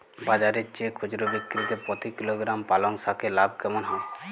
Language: Bangla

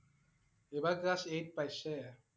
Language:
Assamese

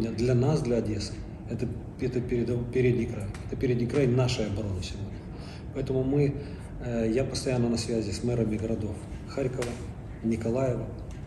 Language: Russian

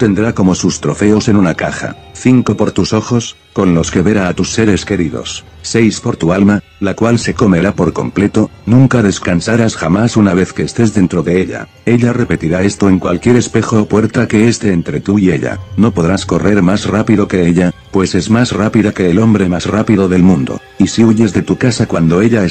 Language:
Spanish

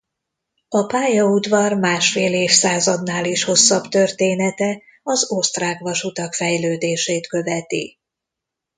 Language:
Hungarian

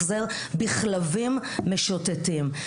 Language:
Hebrew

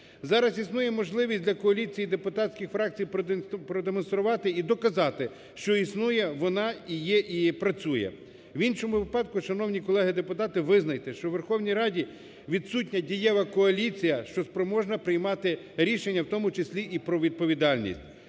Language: Ukrainian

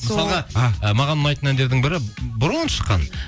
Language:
Kazakh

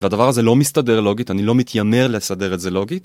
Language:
Hebrew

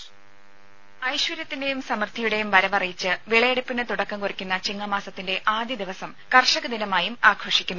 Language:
Malayalam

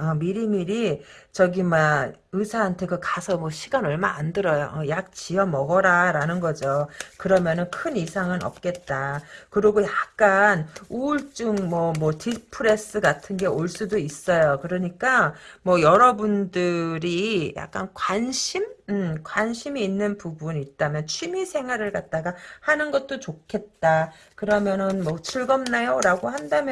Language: Korean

